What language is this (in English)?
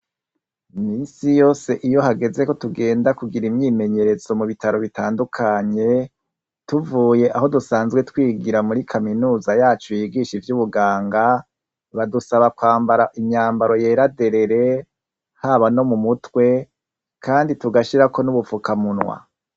Rundi